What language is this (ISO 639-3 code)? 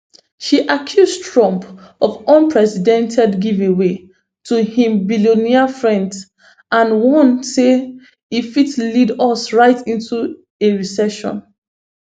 pcm